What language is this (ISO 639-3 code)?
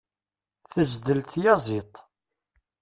kab